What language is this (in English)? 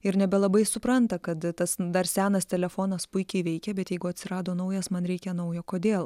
Lithuanian